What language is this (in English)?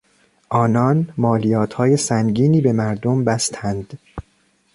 Persian